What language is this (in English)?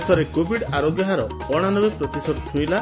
Odia